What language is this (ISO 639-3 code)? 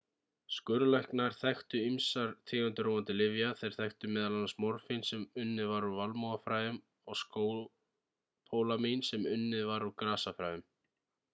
isl